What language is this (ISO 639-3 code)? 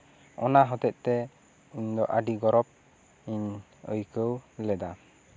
sat